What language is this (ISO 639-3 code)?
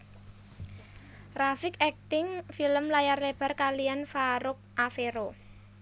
jav